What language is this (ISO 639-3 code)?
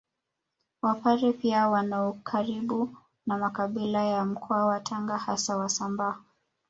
swa